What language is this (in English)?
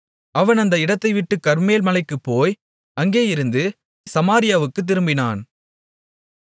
Tamil